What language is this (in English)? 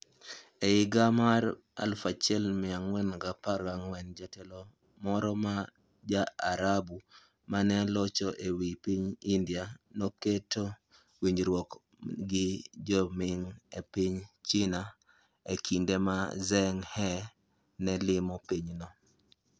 Luo (Kenya and Tanzania)